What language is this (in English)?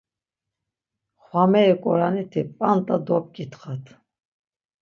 Laz